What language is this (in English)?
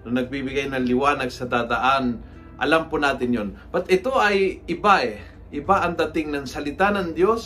Filipino